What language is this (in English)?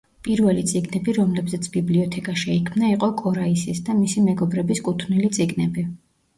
Georgian